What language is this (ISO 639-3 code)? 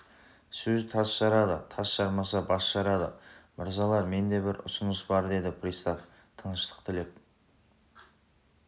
kaz